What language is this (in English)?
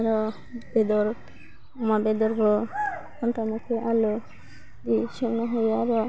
Bodo